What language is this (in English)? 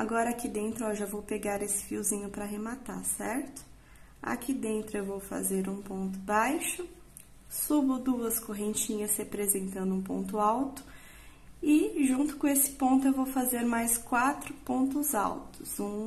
Portuguese